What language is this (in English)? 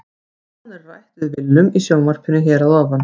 Icelandic